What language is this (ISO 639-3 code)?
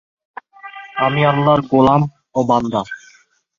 ben